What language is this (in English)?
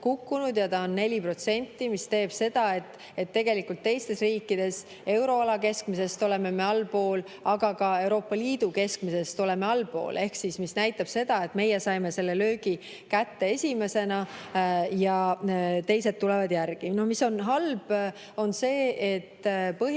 Estonian